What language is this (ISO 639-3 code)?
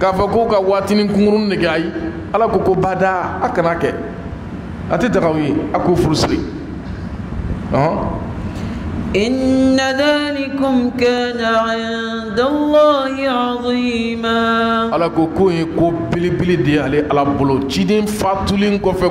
ara